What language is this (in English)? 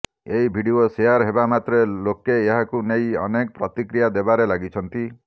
Odia